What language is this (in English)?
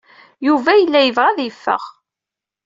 Kabyle